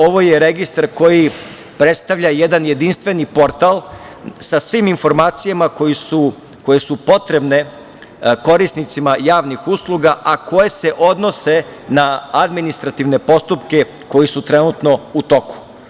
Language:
Serbian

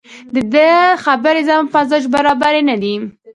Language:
Pashto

